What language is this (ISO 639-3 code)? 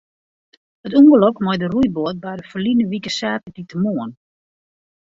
fry